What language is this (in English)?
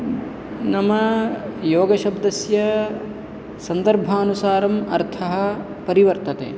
Sanskrit